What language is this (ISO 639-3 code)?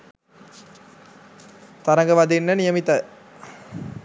sin